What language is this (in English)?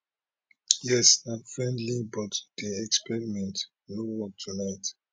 Nigerian Pidgin